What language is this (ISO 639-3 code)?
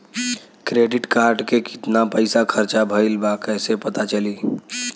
bho